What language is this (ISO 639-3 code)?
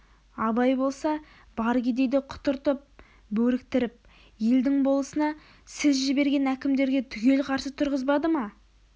kaz